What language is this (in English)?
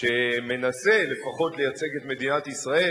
Hebrew